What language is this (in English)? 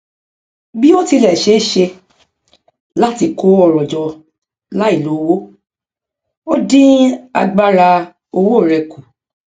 Yoruba